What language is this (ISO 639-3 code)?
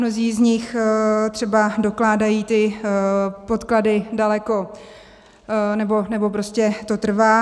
ces